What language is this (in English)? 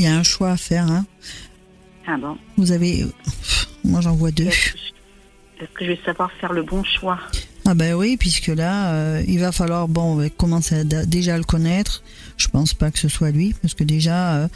French